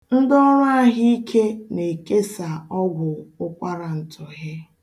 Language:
Igbo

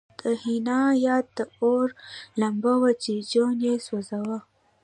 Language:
Pashto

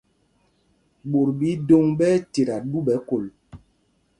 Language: Mpumpong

